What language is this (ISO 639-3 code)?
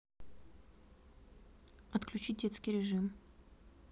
rus